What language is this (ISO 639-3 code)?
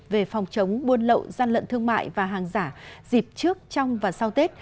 vie